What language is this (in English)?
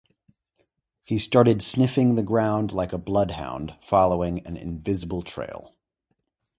English